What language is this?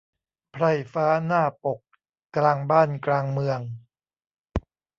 Thai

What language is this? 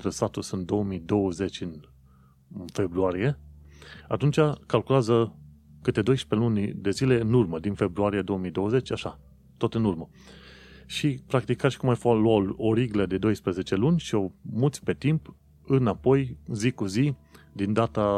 Romanian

